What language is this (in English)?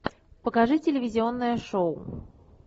Russian